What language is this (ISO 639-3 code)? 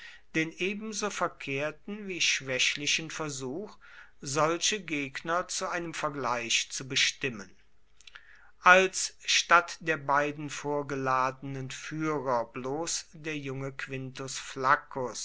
deu